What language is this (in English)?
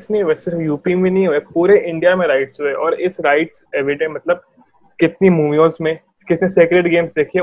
Hindi